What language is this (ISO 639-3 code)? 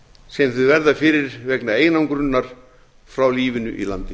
isl